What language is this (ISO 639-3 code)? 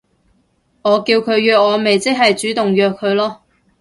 yue